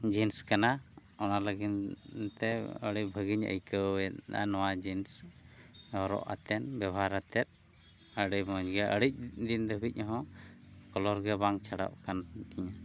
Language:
Santali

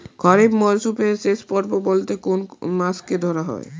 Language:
Bangla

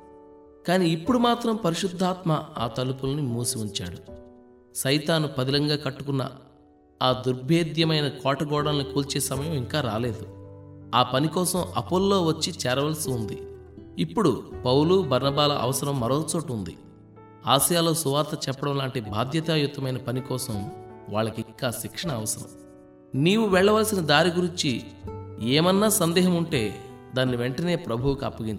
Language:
Telugu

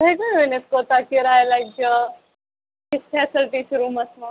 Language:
Kashmiri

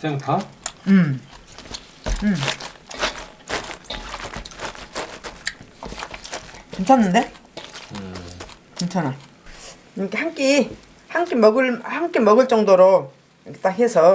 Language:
Korean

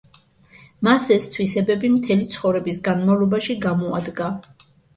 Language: Georgian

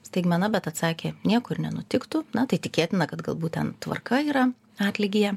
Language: Lithuanian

